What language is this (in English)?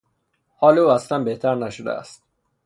Persian